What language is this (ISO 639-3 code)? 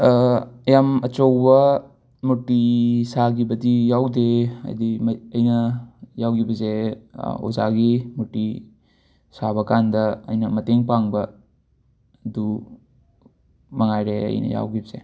mni